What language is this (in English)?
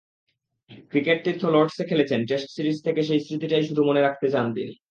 Bangla